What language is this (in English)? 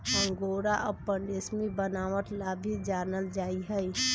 Magahi